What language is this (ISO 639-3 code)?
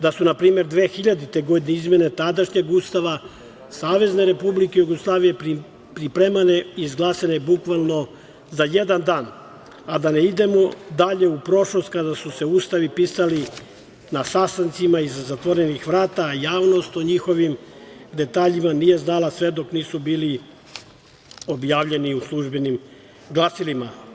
srp